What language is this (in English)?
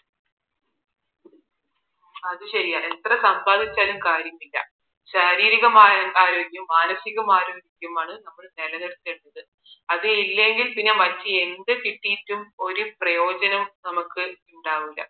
Malayalam